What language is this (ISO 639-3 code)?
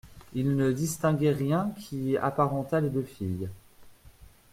fra